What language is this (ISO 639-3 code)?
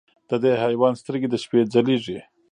pus